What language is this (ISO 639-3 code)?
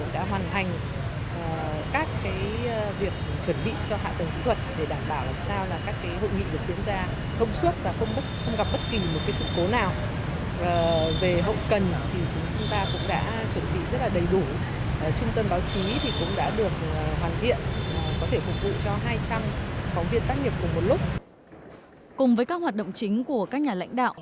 vie